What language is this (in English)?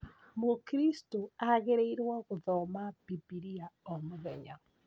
Kikuyu